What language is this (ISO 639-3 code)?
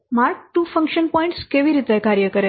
guj